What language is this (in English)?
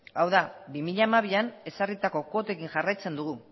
Basque